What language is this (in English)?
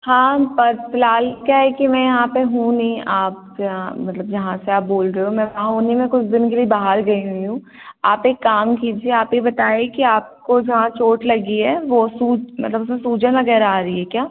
Hindi